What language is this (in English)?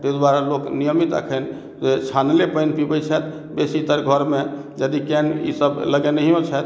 Maithili